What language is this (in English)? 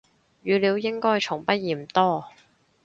Cantonese